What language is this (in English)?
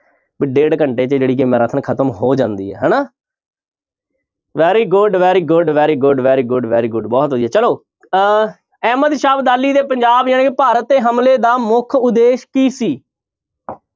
Punjabi